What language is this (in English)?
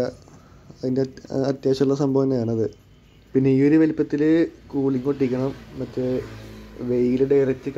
Italian